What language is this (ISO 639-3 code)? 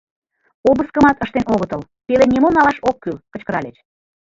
chm